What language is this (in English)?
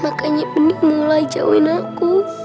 Indonesian